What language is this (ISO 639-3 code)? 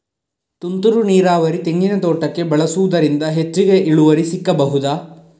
kan